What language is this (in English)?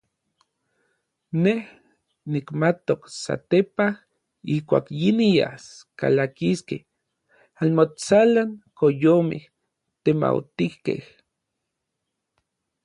Orizaba Nahuatl